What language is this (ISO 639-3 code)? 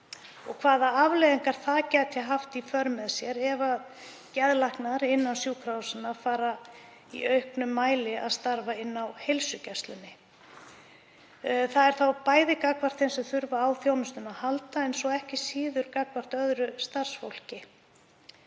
isl